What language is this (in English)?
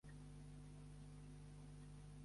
Catalan